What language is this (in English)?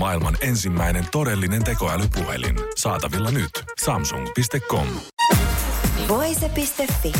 Finnish